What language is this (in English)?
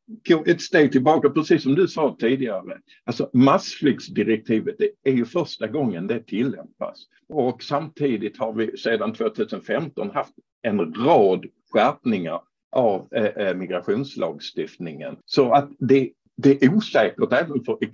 Swedish